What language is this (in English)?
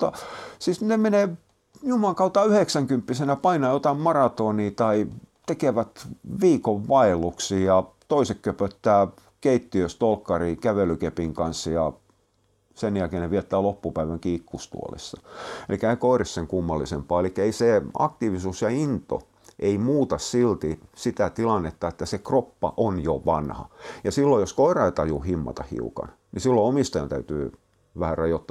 Finnish